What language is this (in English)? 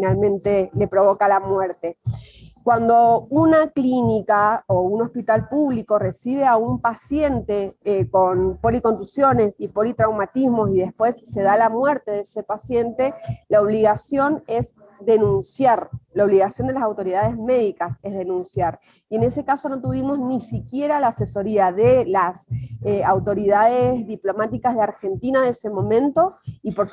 Spanish